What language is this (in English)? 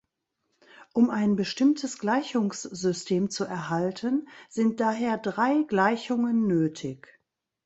German